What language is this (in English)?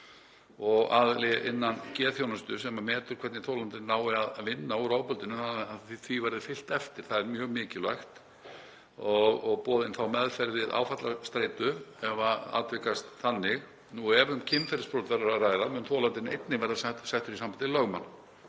Icelandic